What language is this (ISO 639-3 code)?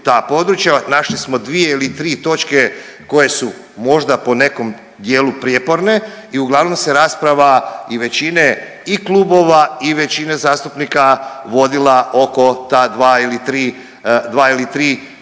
hrv